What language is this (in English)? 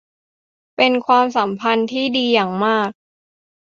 Thai